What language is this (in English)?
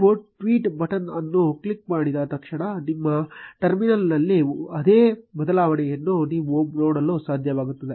Kannada